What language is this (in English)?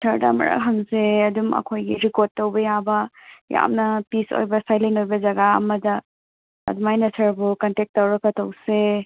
Manipuri